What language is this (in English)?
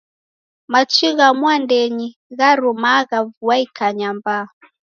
Taita